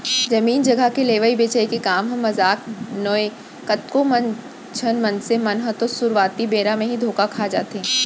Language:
Chhattisgarhi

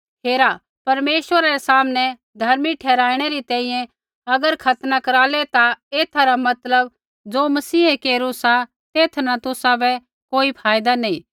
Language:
Kullu Pahari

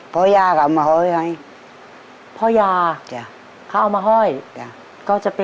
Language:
Thai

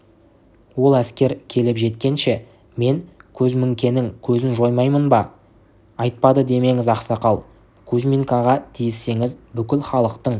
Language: Kazakh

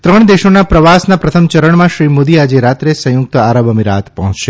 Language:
Gujarati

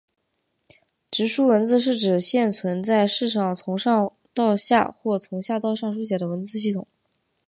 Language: Chinese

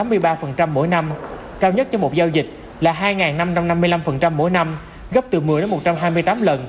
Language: Vietnamese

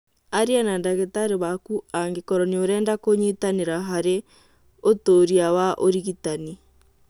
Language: Kikuyu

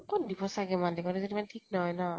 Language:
Assamese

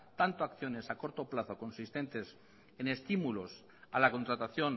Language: Spanish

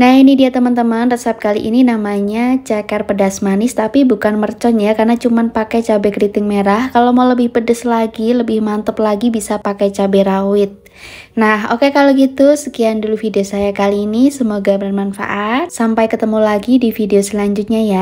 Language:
Indonesian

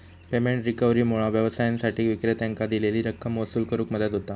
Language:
Marathi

